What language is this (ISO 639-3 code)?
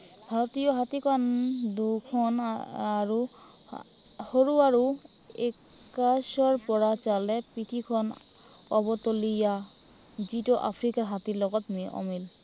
asm